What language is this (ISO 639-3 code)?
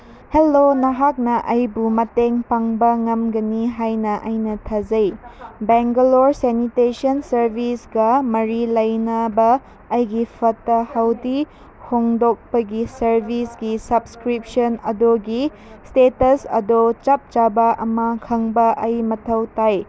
mni